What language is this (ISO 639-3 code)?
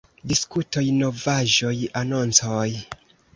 epo